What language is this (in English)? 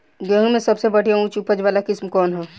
Bhojpuri